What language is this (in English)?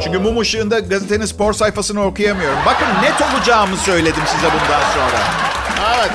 Turkish